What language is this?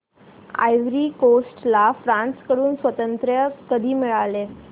Marathi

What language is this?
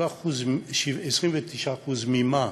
Hebrew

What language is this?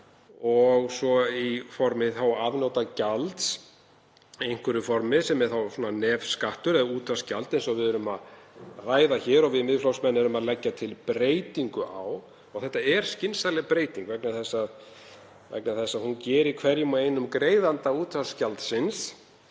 Icelandic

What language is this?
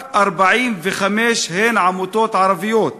Hebrew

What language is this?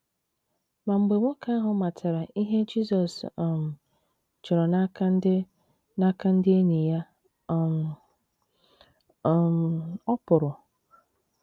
Igbo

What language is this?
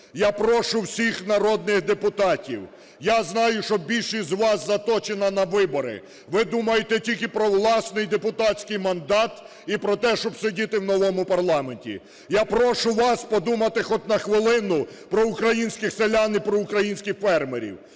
Ukrainian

